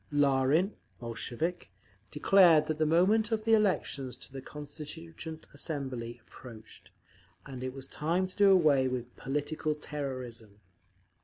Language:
English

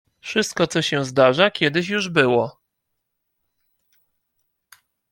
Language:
Polish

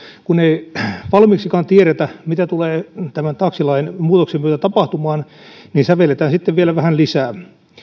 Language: Finnish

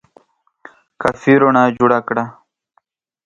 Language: Pashto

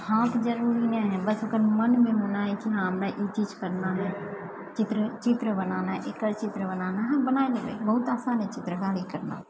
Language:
Maithili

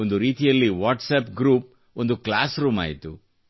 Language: Kannada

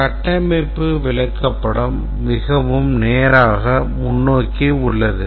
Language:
Tamil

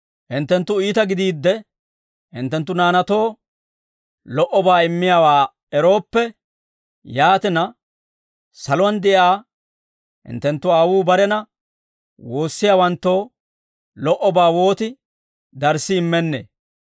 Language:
Dawro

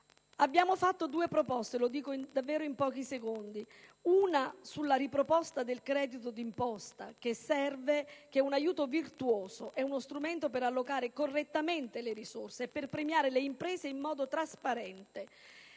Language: Italian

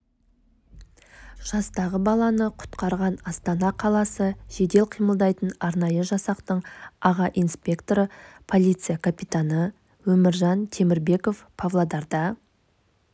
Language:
Kazakh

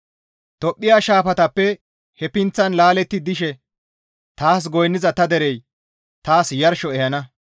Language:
Gamo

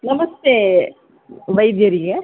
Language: Kannada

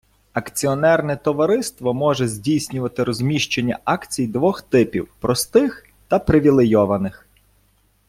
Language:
Ukrainian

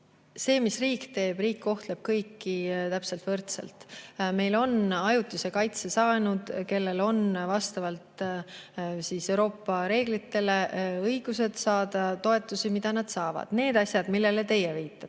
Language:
Estonian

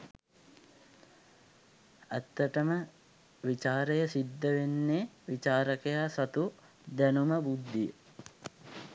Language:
Sinhala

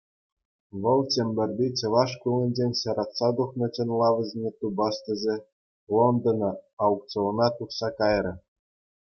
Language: Chuvash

